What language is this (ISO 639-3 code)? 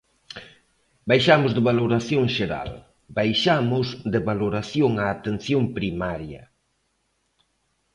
glg